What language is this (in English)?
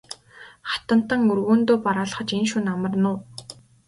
Mongolian